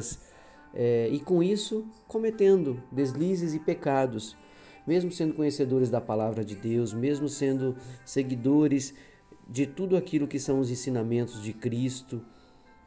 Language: Portuguese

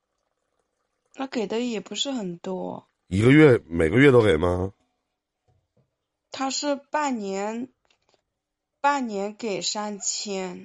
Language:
Chinese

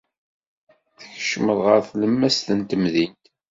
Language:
Kabyle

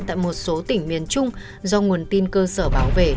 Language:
Vietnamese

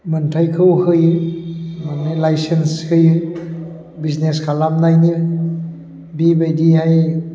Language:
Bodo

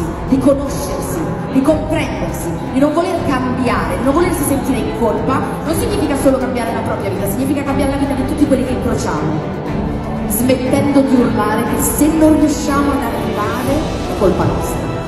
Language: Italian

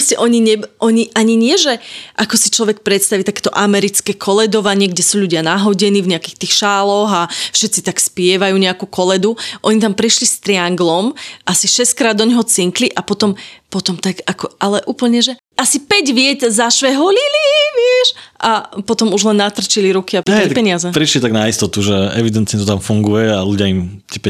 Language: Slovak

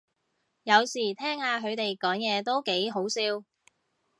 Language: Cantonese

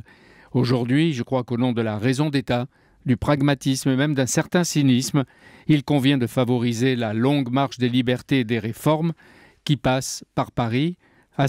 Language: French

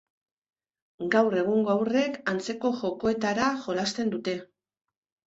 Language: Basque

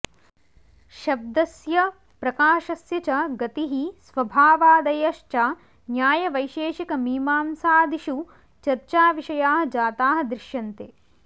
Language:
Sanskrit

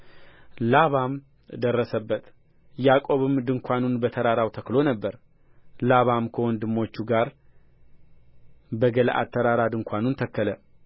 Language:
Amharic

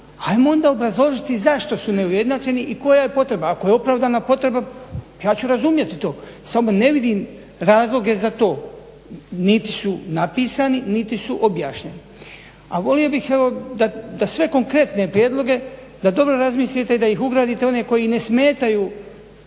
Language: Croatian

